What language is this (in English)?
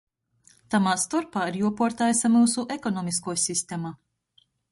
Latgalian